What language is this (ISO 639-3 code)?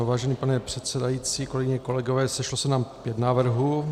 ces